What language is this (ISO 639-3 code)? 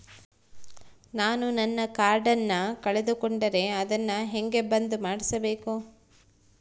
kan